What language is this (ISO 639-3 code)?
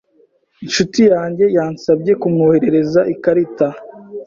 kin